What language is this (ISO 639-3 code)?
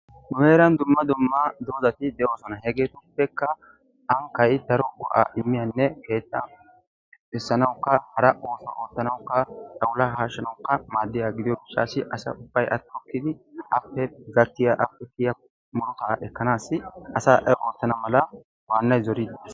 wal